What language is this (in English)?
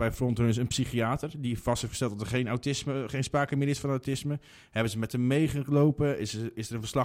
Dutch